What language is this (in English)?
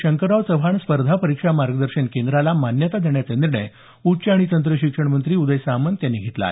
Marathi